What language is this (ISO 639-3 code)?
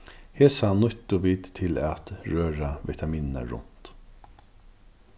fao